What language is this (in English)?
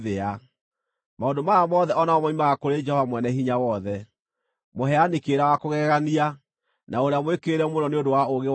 Kikuyu